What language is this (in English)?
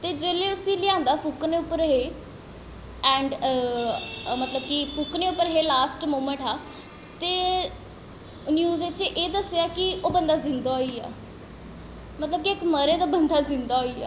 Dogri